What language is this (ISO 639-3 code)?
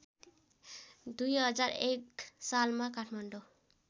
nep